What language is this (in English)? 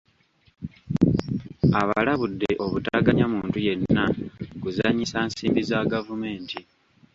Ganda